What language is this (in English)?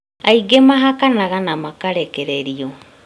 Kikuyu